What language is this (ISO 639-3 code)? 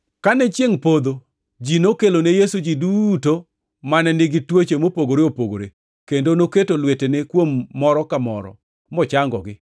luo